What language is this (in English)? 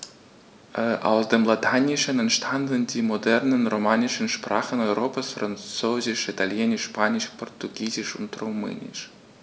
German